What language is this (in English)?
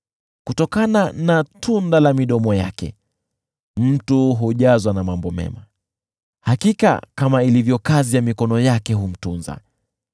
Swahili